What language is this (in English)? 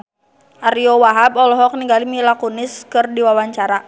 Sundanese